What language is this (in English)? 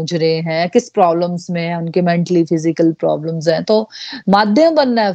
Hindi